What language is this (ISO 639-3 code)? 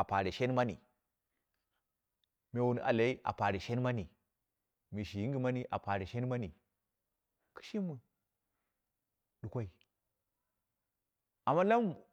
kna